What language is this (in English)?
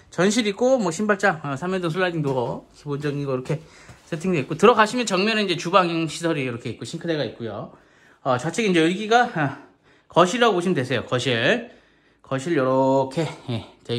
Korean